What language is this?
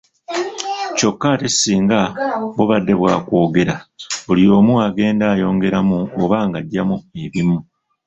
Ganda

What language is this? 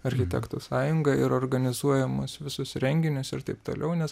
Lithuanian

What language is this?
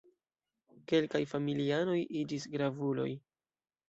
Esperanto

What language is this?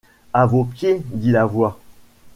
French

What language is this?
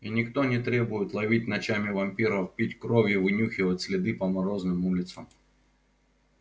Russian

